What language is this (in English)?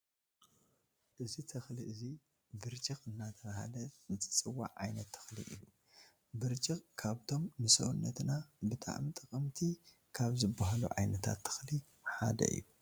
Tigrinya